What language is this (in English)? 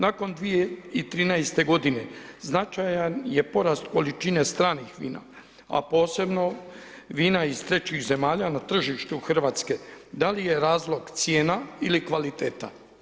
Croatian